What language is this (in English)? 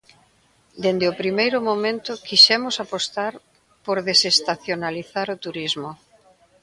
Galician